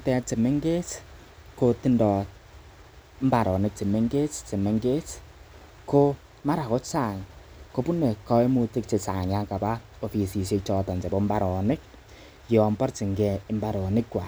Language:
Kalenjin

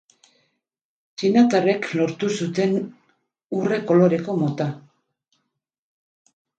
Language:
Basque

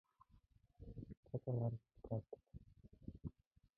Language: Mongolian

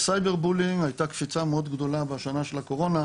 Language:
Hebrew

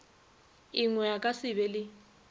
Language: Northern Sotho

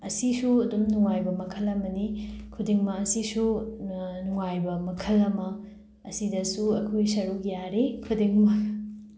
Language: Manipuri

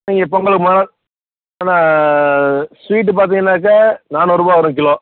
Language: Tamil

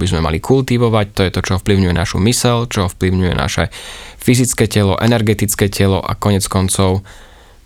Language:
Slovak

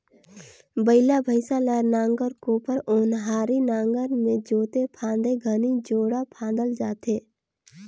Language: Chhattisgarhi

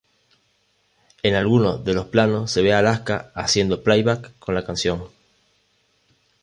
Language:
Spanish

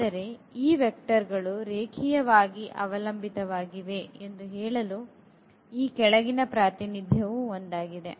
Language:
Kannada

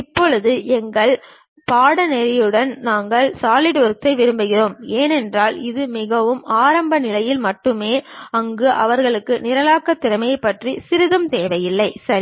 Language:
Tamil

